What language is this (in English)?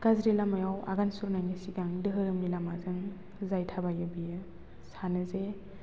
Bodo